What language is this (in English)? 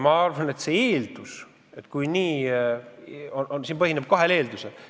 Estonian